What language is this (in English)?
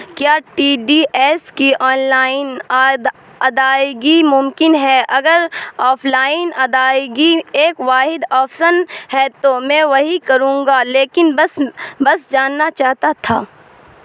Urdu